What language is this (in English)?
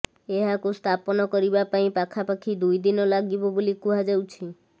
Odia